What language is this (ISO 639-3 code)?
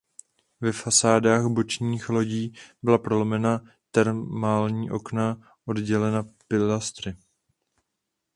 ces